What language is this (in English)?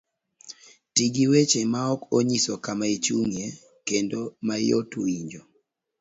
Luo (Kenya and Tanzania)